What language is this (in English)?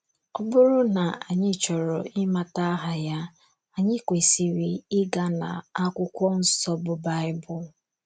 Igbo